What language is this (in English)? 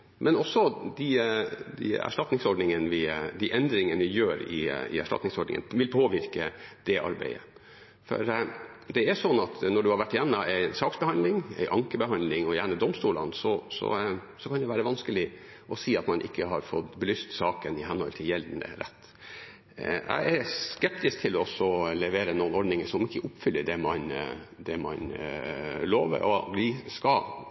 Norwegian Bokmål